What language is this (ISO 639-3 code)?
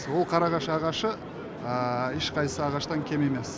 kaz